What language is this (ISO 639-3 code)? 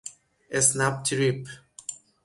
fas